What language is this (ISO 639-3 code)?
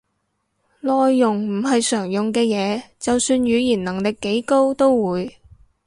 yue